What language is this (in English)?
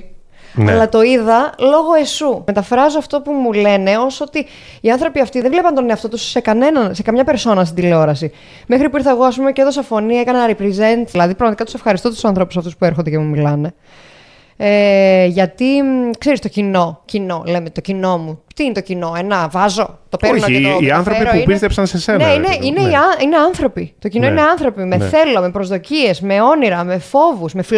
Greek